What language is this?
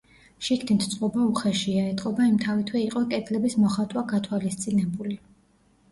Georgian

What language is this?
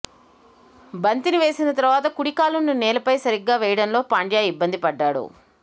Telugu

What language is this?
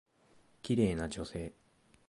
Japanese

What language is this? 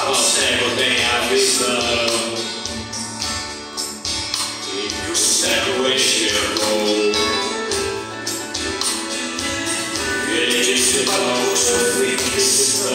Romanian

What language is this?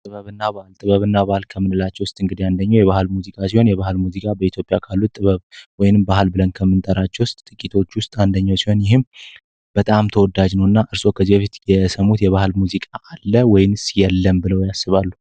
Amharic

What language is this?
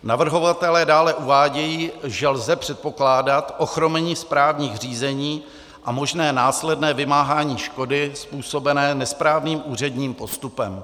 Czech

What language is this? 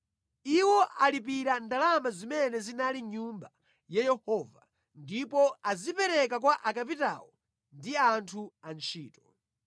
Nyanja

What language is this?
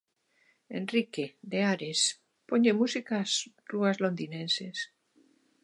Galician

